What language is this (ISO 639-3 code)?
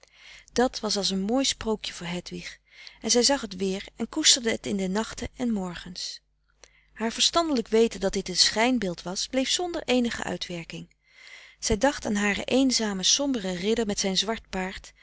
nld